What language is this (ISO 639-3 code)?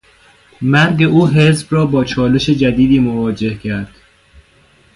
fas